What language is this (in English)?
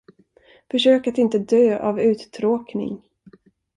Swedish